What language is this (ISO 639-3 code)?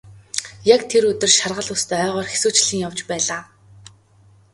mon